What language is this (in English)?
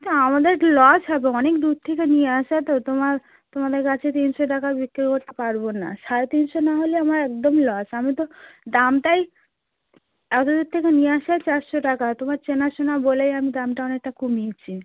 Bangla